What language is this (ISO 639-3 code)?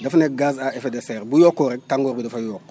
wol